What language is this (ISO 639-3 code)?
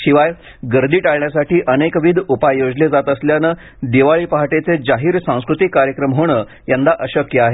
mar